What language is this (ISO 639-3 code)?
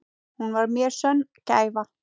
isl